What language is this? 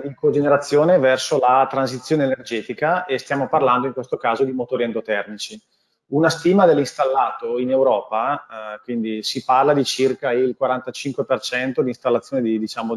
Italian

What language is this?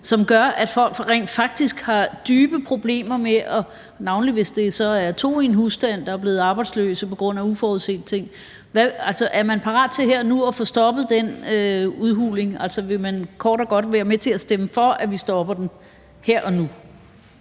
Danish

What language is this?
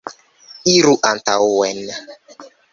Esperanto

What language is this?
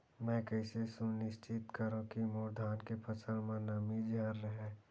Chhattisgarhi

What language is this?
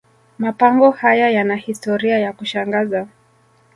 Swahili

